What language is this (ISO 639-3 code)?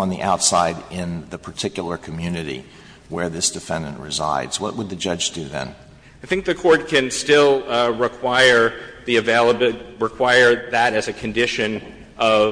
eng